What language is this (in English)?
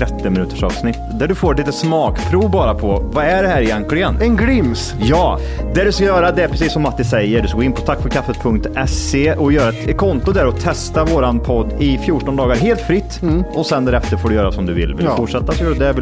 Swedish